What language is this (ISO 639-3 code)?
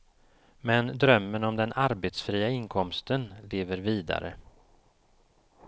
swe